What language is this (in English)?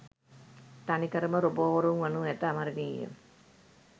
Sinhala